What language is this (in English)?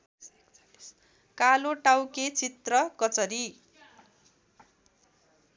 Nepali